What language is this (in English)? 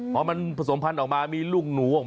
Thai